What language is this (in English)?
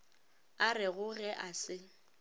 Northern Sotho